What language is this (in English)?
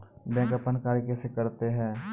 Maithili